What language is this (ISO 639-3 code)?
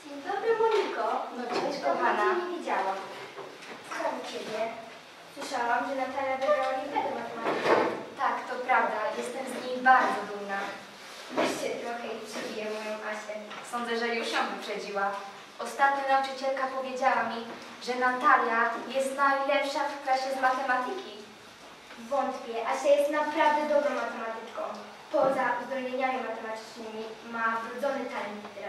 pol